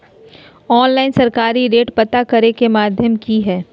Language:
Magahi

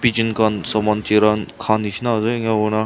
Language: Naga Pidgin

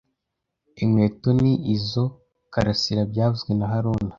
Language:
Kinyarwanda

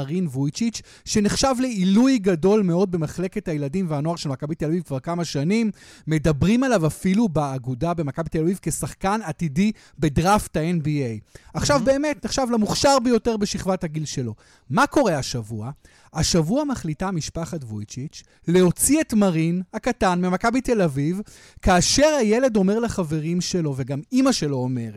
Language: Hebrew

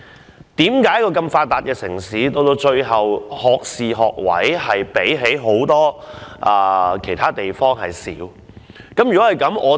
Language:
Cantonese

